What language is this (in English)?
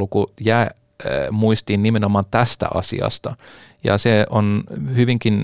Finnish